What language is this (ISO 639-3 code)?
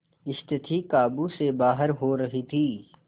hin